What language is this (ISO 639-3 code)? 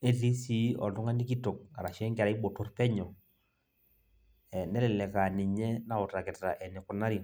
mas